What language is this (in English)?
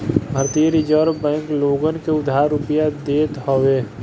Bhojpuri